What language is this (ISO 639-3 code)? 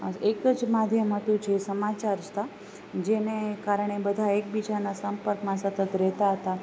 guj